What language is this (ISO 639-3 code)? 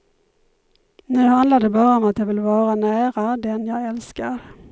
swe